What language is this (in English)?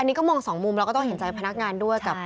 Thai